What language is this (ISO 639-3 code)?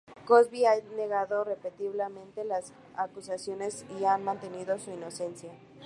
spa